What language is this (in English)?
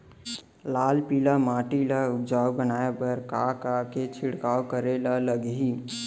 Chhattisgarhi